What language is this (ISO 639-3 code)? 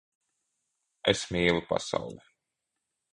lav